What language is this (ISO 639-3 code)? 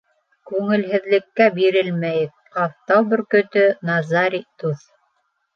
bak